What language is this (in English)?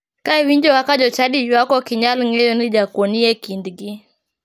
Luo (Kenya and Tanzania)